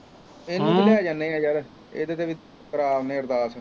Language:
Punjabi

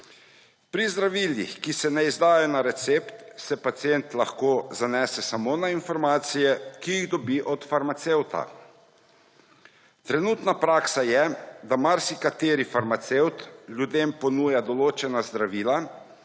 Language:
Slovenian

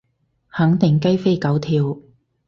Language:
Cantonese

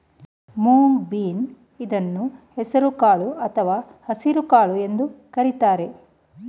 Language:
Kannada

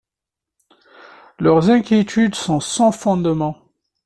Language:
French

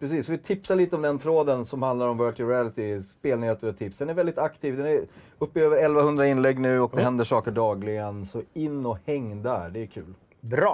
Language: Swedish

